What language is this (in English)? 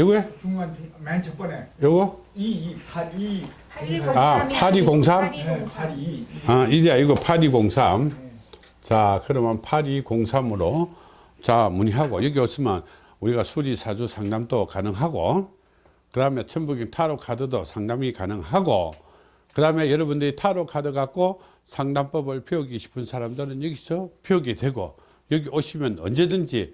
Korean